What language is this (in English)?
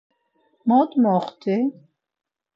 Laz